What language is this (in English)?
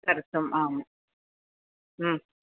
Sanskrit